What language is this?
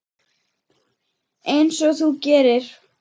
Icelandic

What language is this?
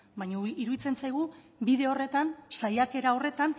Basque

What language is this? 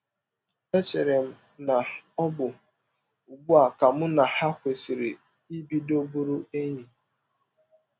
Igbo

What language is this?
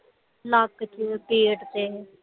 Punjabi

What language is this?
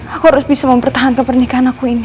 Indonesian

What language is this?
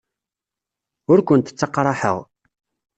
Kabyle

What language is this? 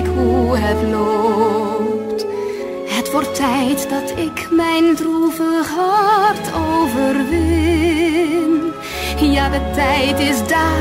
Dutch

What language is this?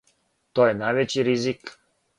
Serbian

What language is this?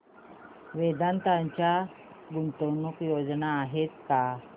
Marathi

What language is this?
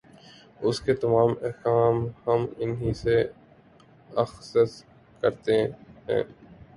Urdu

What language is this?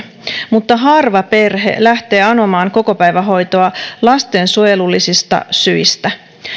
Finnish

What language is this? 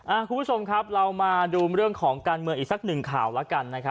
Thai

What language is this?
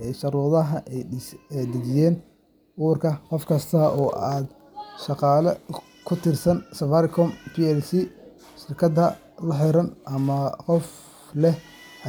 Somali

